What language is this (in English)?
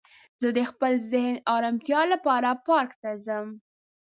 Pashto